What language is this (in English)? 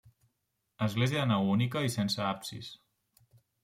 Catalan